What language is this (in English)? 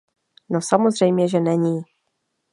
Czech